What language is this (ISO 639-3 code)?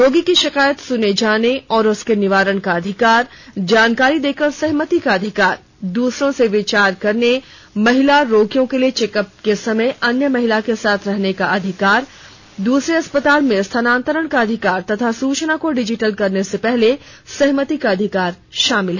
hin